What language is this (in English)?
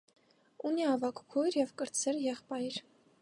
Armenian